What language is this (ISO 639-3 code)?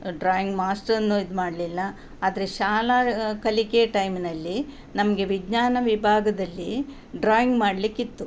kan